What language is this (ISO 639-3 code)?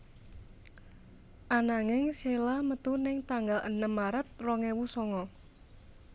jav